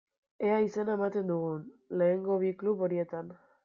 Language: Basque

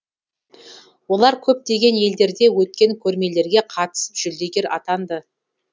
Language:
Kazakh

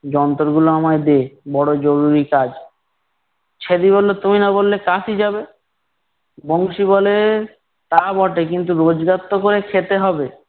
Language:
Bangla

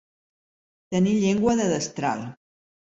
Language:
Catalan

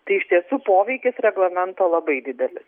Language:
Lithuanian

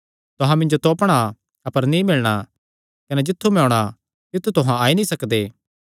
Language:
Kangri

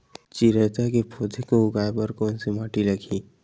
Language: Chhattisgarhi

